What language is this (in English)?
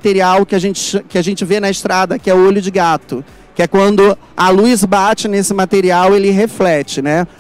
Portuguese